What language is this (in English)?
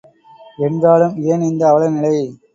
Tamil